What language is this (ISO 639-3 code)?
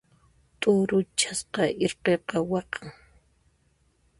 qxp